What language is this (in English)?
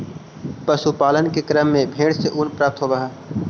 Magahi